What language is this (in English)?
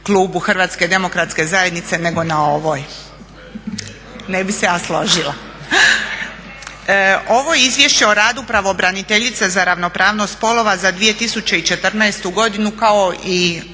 Croatian